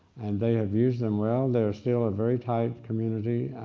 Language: English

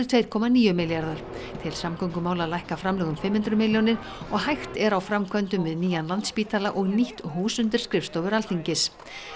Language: Icelandic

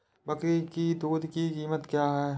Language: Hindi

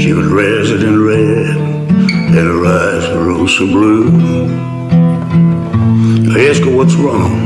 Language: English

